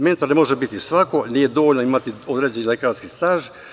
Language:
Serbian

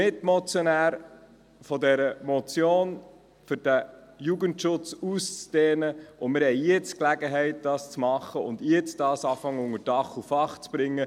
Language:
Swiss German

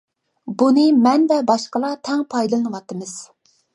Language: Uyghur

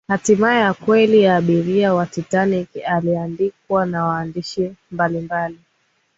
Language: Swahili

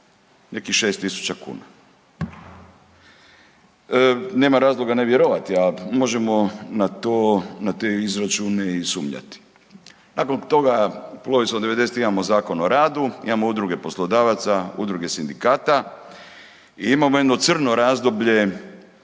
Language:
Croatian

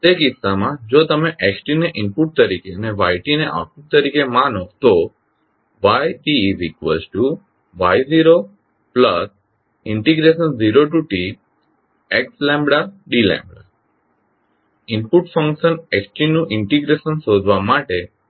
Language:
Gujarati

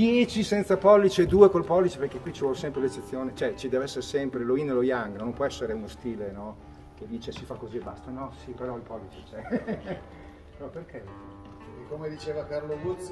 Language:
Italian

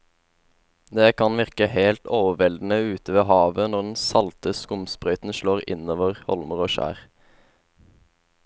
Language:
Norwegian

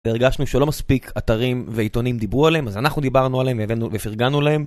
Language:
Hebrew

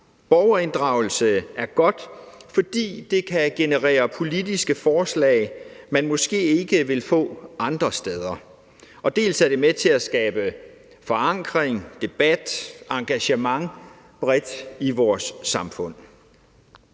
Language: Danish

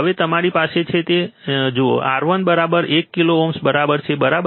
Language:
Gujarati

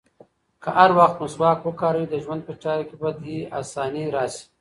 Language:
Pashto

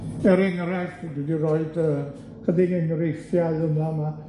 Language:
Welsh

